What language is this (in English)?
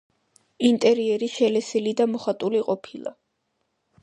Georgian